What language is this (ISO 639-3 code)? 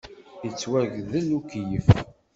kab